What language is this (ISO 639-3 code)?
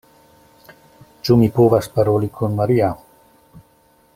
epo